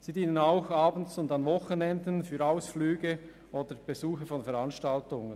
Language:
Swiss German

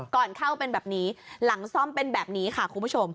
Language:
Thai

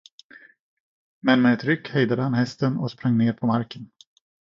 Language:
Swedish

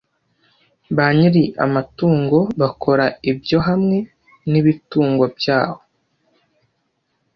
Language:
Kinyarwanda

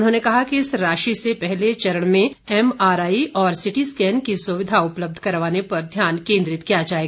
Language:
Hindi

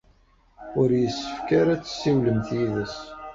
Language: Kabyle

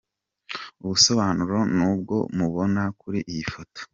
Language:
Kinyarwanda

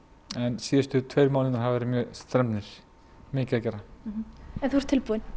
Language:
Icelandic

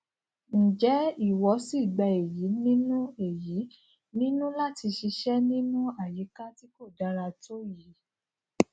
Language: Yoruba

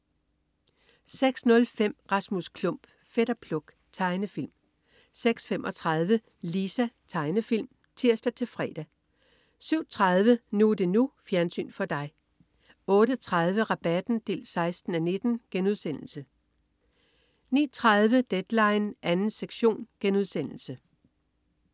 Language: Danish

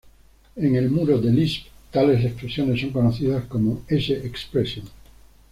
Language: Spanish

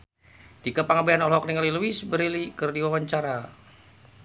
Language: Sundanese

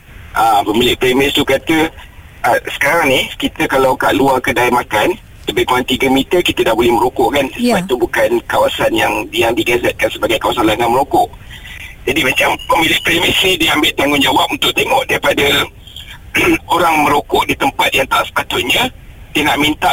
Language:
Malay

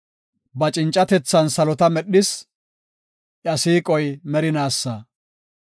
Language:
Gofa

